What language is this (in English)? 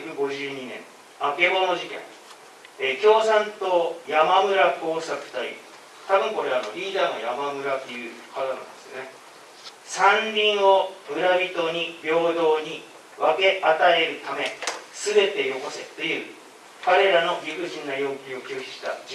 Japanese